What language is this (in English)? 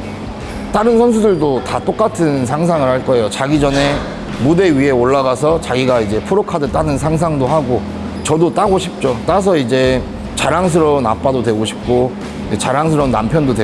Korean